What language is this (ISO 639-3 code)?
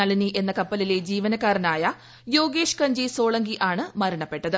mal